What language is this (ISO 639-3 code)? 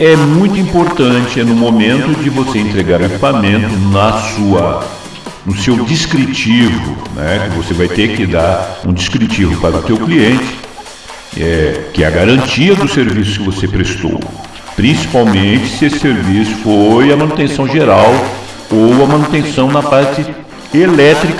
por